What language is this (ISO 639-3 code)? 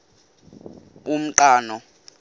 xho